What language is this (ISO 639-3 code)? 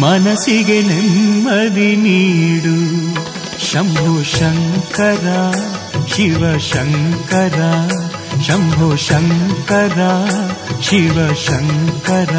kan